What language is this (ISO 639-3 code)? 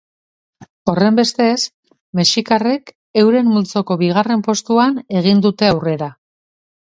eus